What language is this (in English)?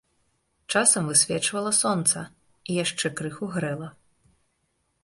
Belarusian